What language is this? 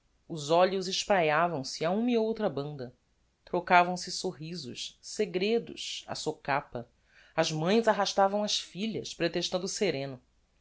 Portuguese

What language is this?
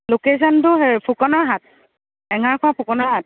Assamese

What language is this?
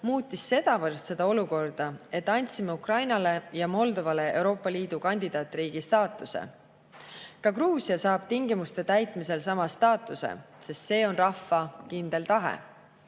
Estonian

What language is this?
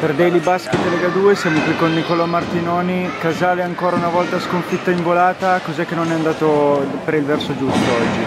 Italian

